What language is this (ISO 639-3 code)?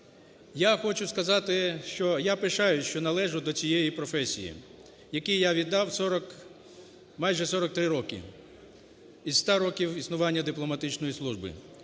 ukr